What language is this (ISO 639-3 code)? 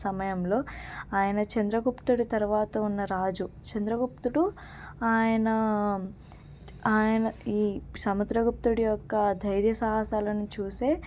tel